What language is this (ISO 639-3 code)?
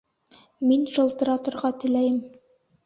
bak